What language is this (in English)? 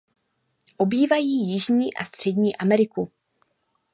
Czech